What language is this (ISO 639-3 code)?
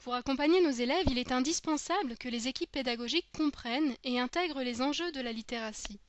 fra